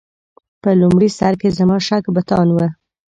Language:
Pashto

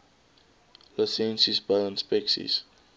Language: Afrikaans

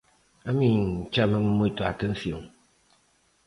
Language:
Galician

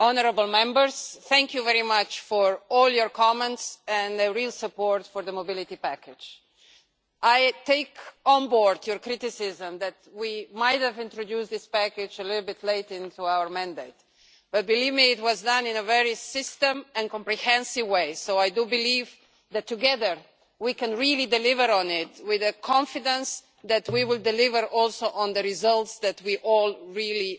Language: English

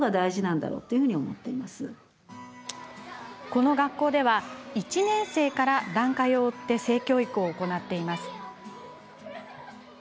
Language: Japanese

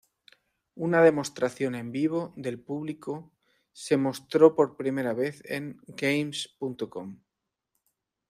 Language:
Spanish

